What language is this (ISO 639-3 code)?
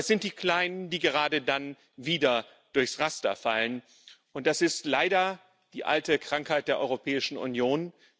deu